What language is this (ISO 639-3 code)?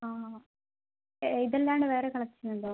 mal